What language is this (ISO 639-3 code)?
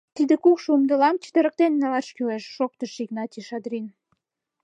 chm